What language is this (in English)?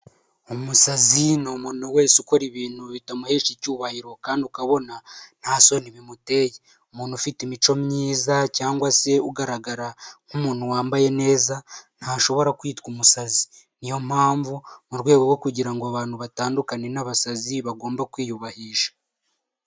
Kinyarwanda